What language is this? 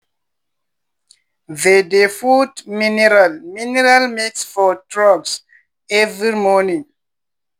Nigerian Pidgin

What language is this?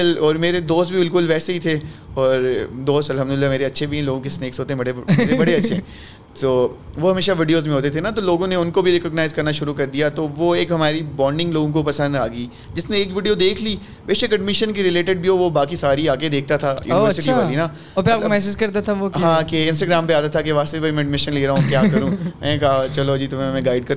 Urdu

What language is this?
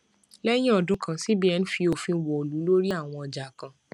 Yoruba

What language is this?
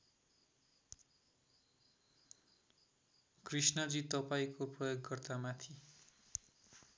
Nepali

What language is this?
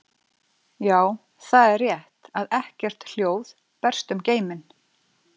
Icelandic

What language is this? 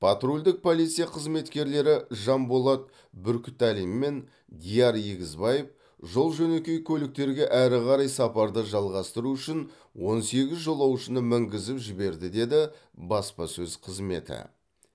Kazakh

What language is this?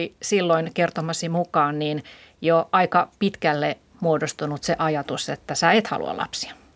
Finnish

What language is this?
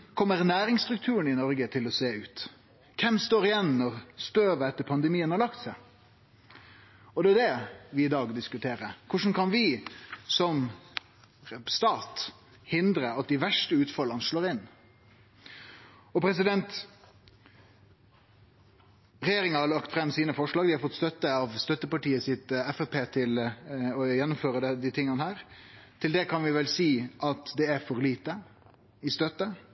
Norwegian Nynorsk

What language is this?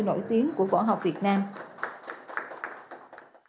Vietnamese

